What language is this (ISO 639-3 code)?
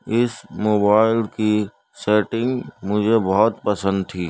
urd